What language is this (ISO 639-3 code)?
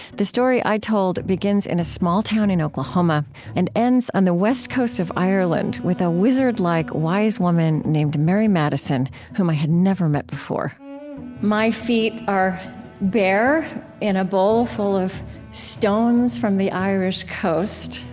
eng